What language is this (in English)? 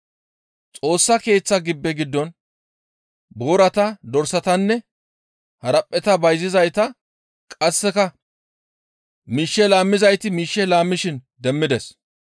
Gamo